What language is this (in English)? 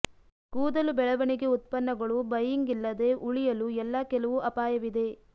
Kannada